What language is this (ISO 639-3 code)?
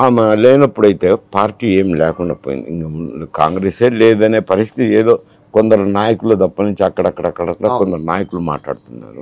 tel